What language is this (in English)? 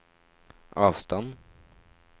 Norwegian